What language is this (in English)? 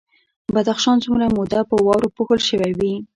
Pashto